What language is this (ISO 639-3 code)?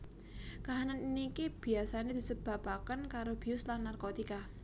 jav